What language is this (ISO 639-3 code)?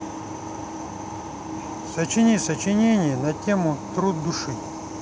rus